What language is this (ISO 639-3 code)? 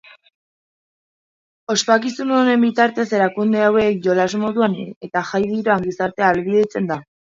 eus